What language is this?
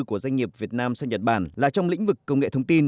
Vietnamese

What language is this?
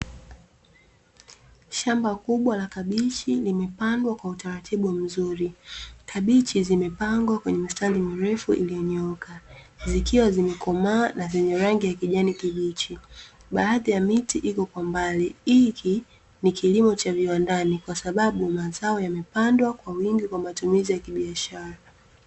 Swahili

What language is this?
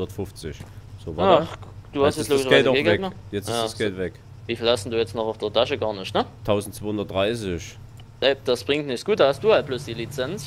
German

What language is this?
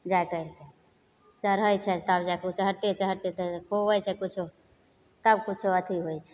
Maithili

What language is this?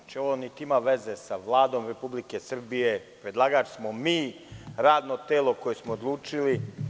Serbian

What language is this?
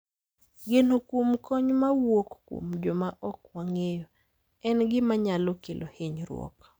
Luo (Kenya and Tanzania)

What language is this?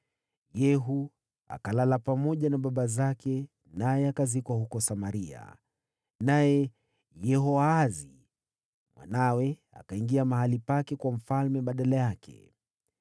Swahili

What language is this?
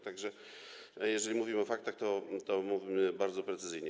Polish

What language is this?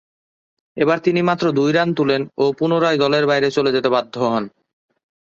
Bangla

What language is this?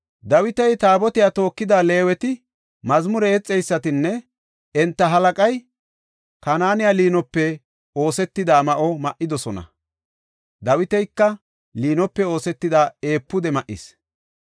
Gofa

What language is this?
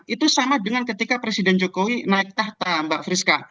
Indonesian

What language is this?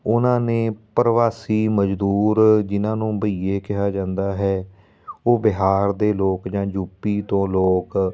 Punjabi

